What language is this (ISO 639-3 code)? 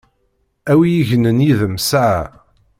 kab